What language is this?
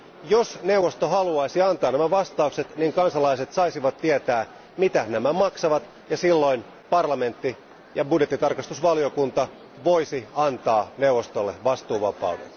Finnish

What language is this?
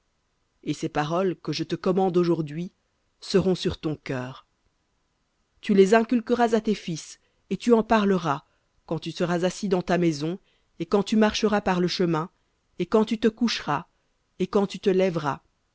French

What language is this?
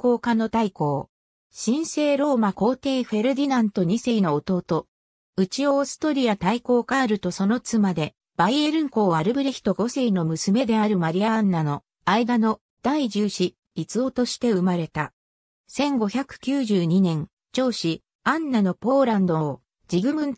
Japanese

